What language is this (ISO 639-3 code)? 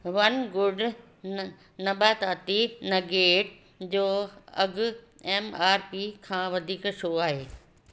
snd